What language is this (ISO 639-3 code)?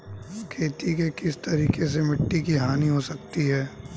hin